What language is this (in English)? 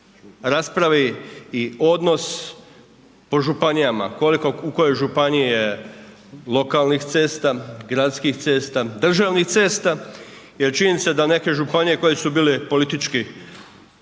Croatian